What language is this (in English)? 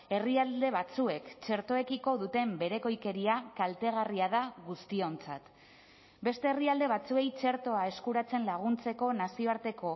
Basque